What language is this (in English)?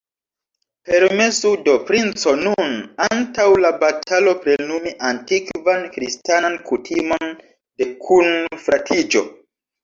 Esperanto